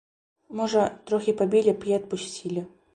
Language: Belarusian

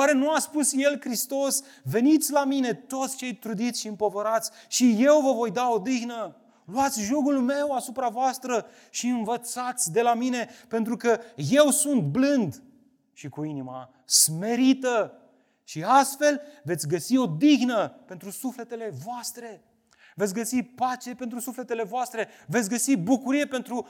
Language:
Romanian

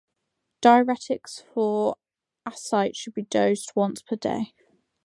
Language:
English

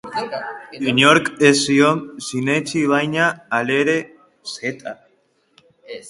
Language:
Basque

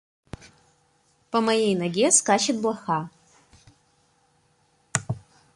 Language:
Russian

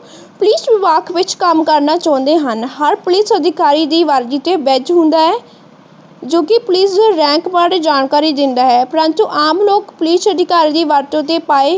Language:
Punjabi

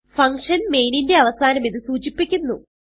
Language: Malayalam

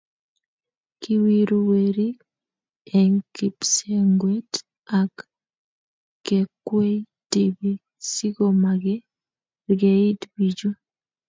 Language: Kalenjin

